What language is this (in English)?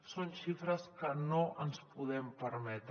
Catalan